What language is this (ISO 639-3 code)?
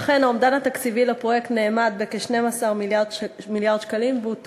heb